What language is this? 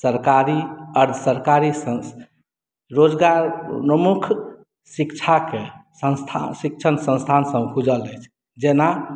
Maithili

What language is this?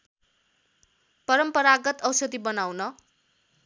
Nepali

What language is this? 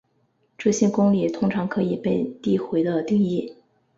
Chinese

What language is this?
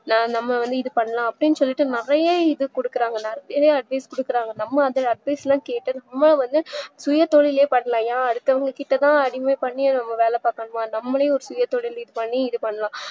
Tamil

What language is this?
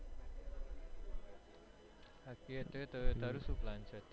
Gujarati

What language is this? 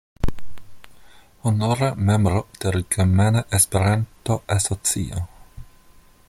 Esperanto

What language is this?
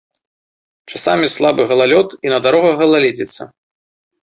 Belarusian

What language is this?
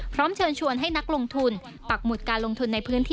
Thai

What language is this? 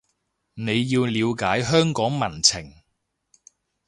Cantonese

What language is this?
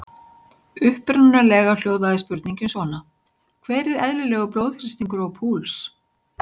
Icelandic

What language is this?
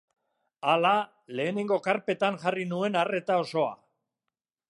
Basque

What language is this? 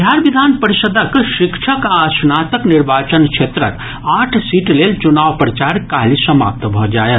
Maithili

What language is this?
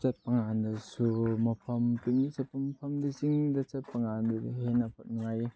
Manipuri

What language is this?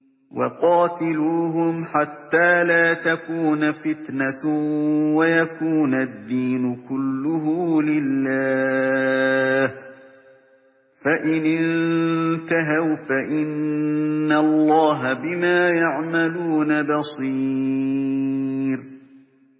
Arabic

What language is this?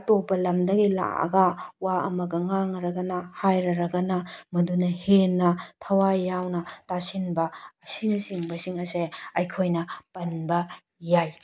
Manipuri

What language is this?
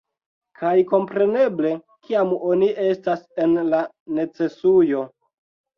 Esperanto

